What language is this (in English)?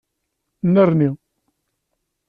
Kabyle